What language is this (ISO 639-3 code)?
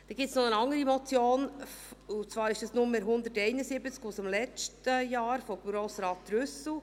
gsw